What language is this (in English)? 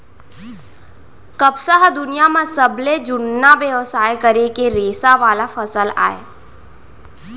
Chhattisgarhi